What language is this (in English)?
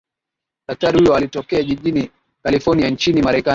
Swahili